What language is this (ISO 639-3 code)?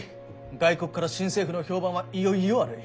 jpn